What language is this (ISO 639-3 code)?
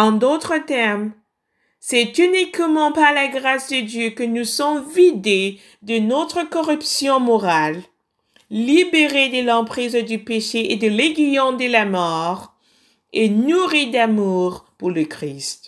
fra